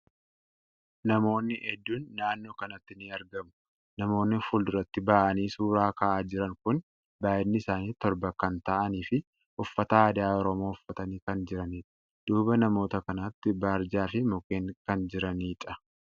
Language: Oromo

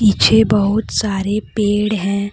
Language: Hindi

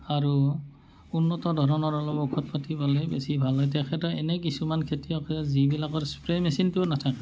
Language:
Assamese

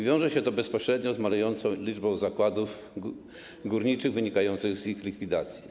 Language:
Polish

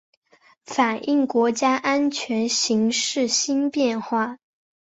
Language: Chinese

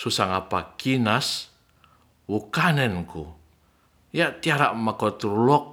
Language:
Ratahan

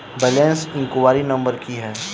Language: Maithili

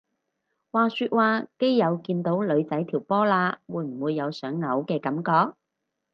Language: Cantonese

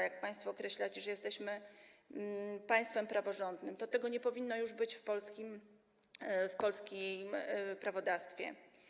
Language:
Polish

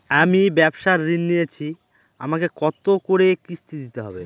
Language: Bangla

